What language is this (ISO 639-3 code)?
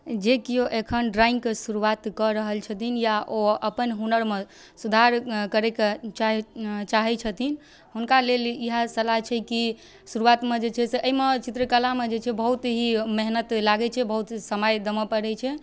mai